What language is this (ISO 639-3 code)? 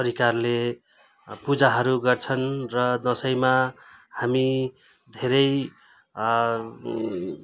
nep